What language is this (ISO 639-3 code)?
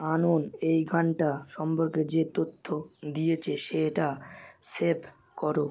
ben